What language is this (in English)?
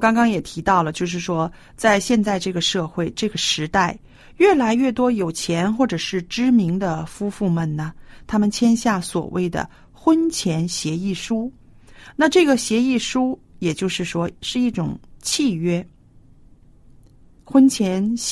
Chinese